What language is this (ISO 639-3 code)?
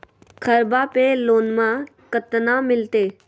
mag